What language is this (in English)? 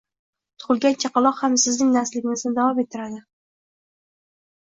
Uzbek